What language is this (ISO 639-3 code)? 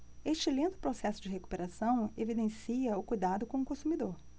por